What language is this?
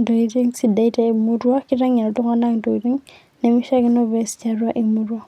Masai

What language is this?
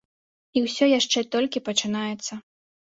Belarusian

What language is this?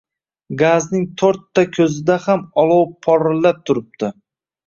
Uzbek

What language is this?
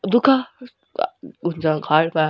Nepali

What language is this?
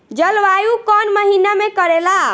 Bhojpuri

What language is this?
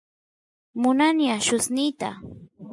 Santiago del Estero Quichua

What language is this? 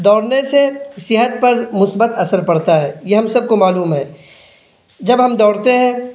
Urdu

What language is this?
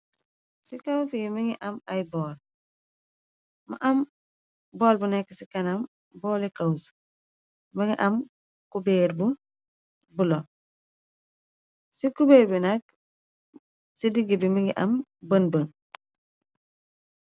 Wolof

